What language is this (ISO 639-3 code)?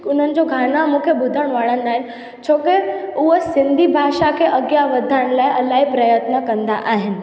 snd